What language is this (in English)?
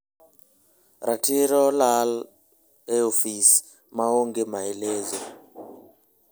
Luo (Kenya and Tanzania)